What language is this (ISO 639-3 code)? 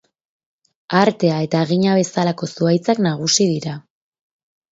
eus